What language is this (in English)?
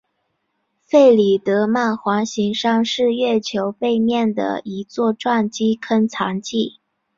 Chinese